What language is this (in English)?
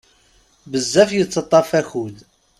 Kabyle